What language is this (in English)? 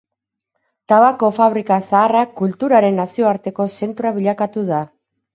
Basque